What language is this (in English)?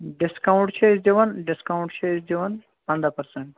Kashmiri